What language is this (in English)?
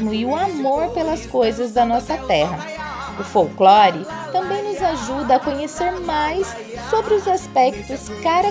Portuguese